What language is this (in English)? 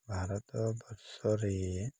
Odia